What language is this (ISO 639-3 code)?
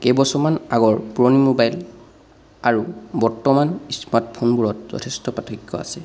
asm